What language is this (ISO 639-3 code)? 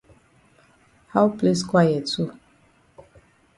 wes